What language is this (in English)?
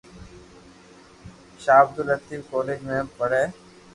Loarki